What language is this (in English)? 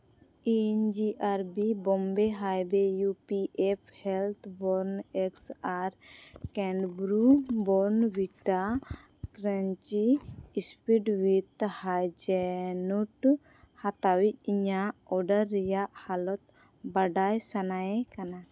Santali